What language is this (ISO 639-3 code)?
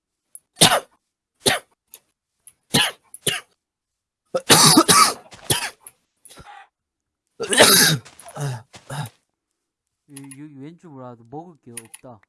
kor